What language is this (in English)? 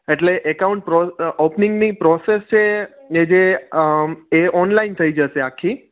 Gujarati